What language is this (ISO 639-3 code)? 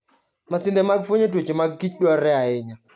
luo